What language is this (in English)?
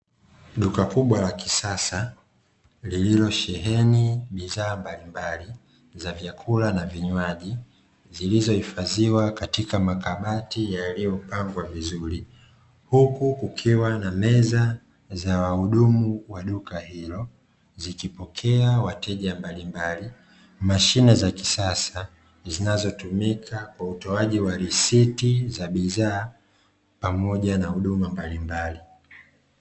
Swahili